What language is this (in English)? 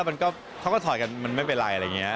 Thai